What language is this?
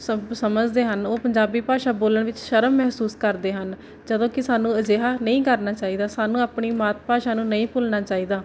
Punjabi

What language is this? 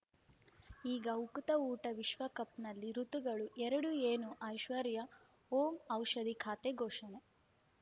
Kannada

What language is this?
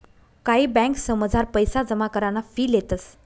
Marathi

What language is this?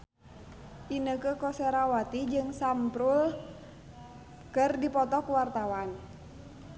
Sundanese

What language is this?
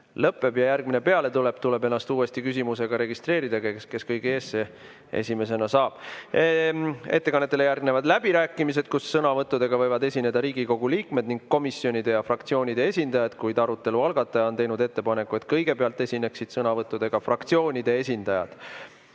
Estonian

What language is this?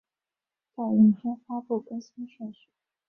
Chinese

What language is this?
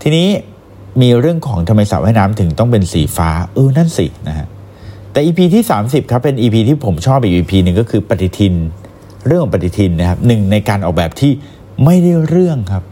Thai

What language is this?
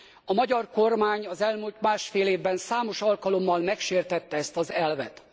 Hungarian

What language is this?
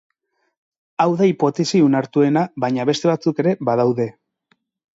Basque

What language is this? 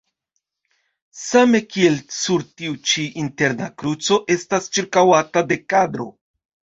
Esperanto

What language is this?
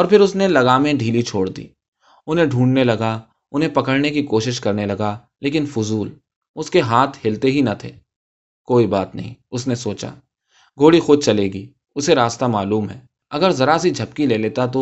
Urdu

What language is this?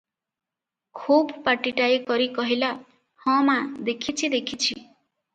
Odia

